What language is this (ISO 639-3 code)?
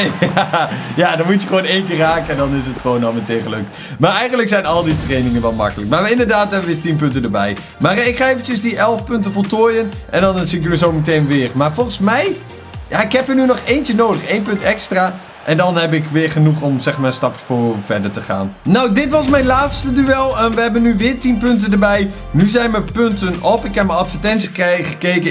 nld